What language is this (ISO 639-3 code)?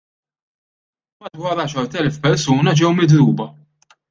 mlt